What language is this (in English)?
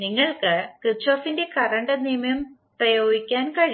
Malayalam